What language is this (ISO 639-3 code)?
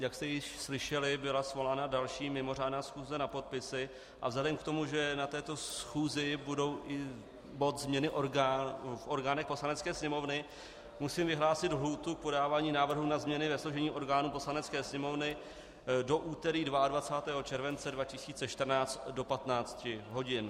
ces